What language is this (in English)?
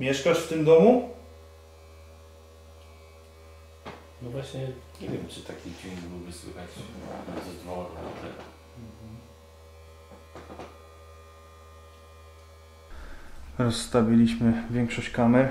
Polish